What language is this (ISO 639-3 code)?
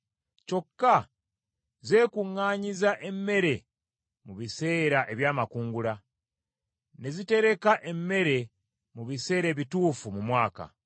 lug